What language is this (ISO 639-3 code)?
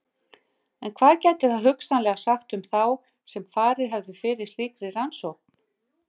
isl